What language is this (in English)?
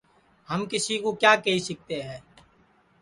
Sansi